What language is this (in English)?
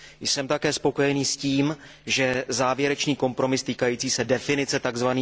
Czech